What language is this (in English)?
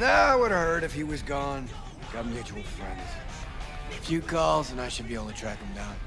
English